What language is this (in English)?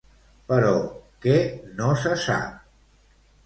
Catalan